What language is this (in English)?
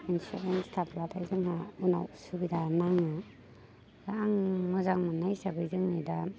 Bodo